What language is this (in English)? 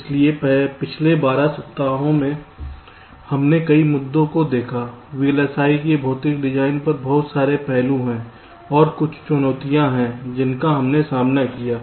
Hindi